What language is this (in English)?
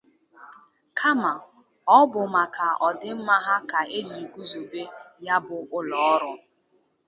Igbo